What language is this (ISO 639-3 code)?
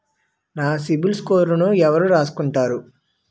tel